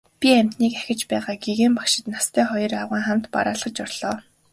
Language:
Mongolian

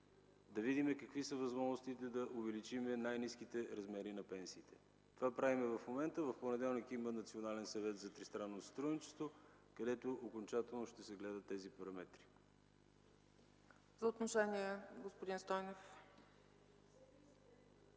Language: Bulgarian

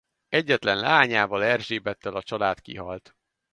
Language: Hungarian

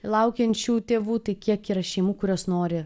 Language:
Lithuanian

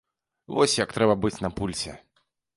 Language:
Belarusian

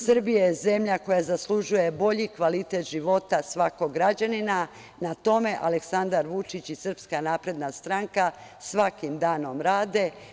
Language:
Serbian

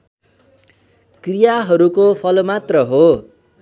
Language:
Nepali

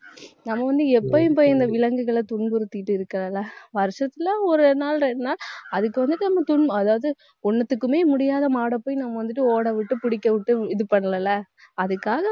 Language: Tamil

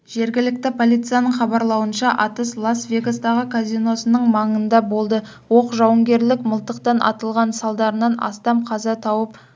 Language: Kazakh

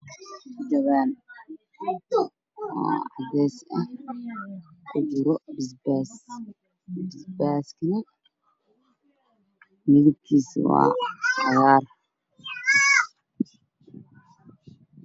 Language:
Somali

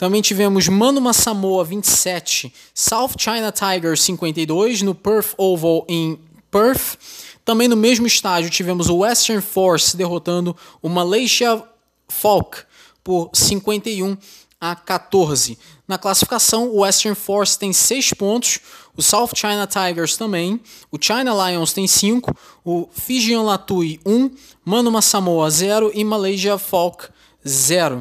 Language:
Portuguese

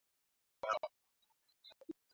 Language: Swahili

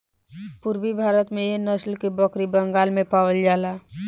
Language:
Bhojpuri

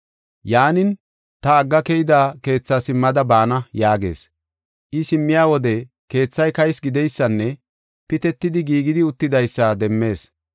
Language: Gofa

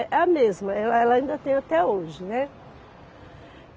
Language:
Portuguese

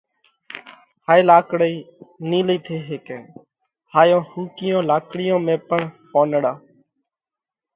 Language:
Parkari Koli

